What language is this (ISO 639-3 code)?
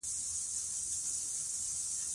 pus